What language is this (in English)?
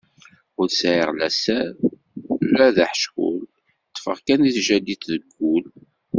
Kabyle